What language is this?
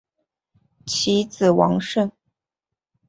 Chinese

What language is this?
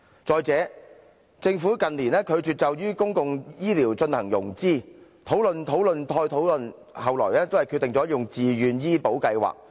Cantonese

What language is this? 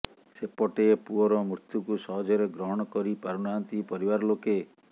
Odia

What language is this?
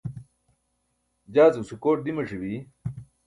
Burushaski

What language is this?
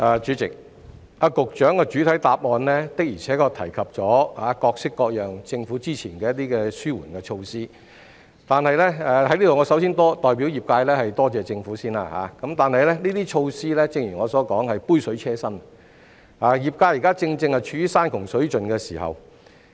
Cantonese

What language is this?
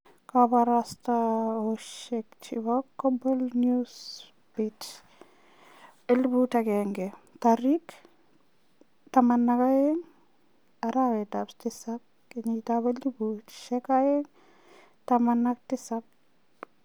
Kalenjin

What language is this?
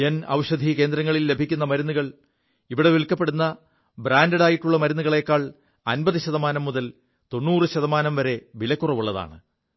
Malayalam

